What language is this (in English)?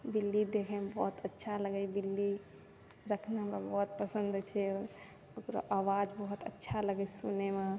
Maithili